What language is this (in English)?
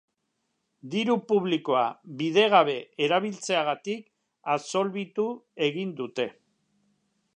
Basque